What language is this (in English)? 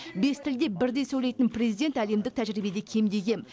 Kazakh